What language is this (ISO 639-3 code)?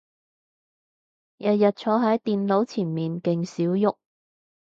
yue